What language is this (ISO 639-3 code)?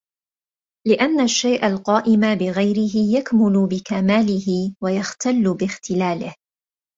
ara